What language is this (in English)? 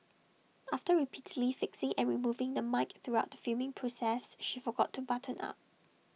English